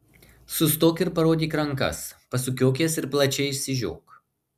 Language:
Lithuanian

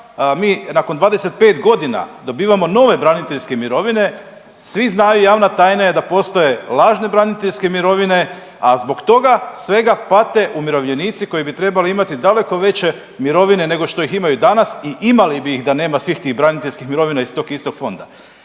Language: Croatian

